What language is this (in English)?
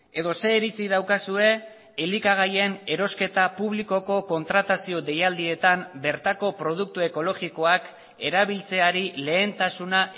Basque